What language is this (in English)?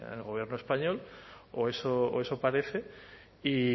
Spanish